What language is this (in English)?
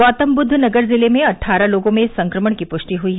Hindi